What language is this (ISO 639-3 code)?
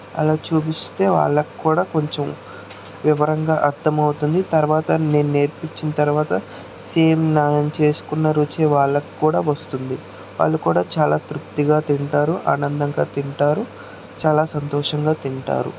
tel